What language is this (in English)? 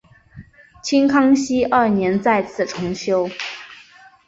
Chinese